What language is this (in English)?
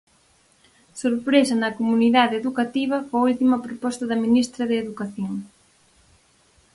Galician